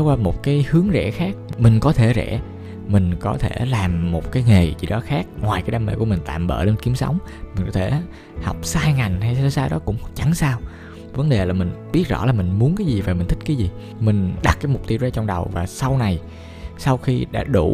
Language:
Vietnamese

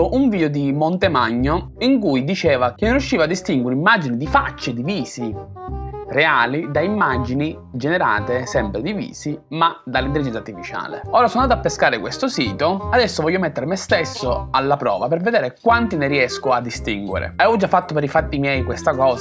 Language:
Italian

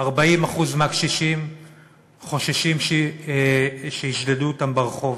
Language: Hebrew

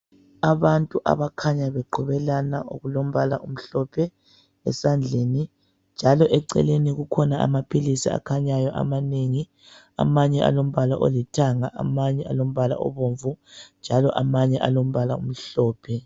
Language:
North Ndebele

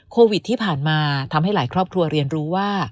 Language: Thai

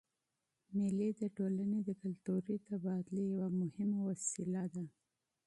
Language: Pashto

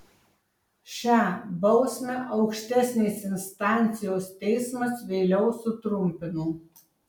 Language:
Lithuanian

